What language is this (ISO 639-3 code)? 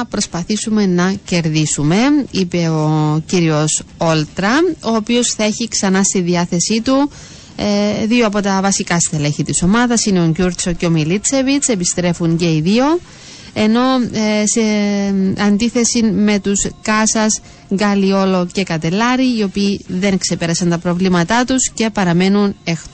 ell